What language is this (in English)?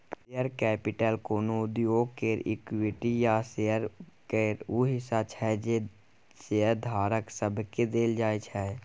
Maithili